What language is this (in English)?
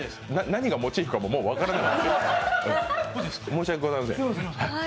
Japanese